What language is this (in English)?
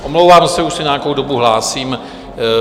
Czech